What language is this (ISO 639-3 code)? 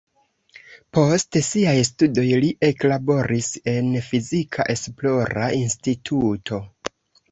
epo